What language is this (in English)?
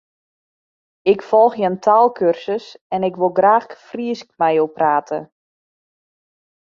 Western Frisian